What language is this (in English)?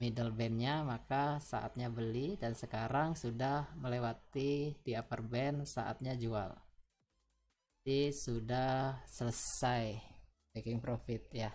Indonesian